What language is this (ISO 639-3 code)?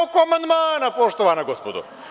srp